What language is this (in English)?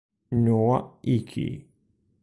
Italian